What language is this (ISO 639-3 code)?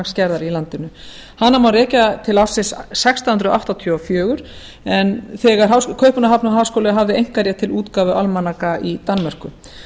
isl